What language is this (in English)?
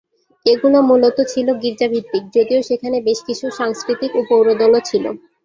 Bangla